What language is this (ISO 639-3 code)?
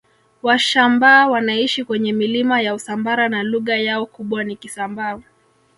swa